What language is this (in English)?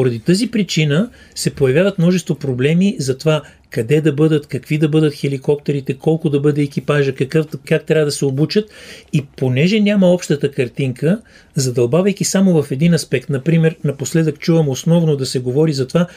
Bulgarian